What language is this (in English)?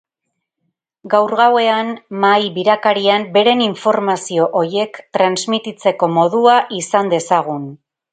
Basque